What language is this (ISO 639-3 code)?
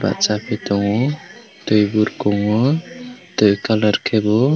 trp